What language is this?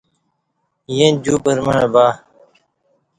Kati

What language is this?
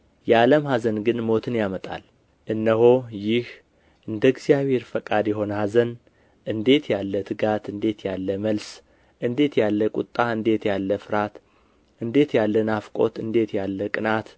Amharic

